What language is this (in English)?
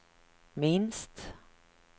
Swedish